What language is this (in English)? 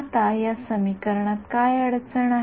Marathi